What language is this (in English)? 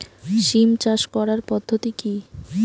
Bangla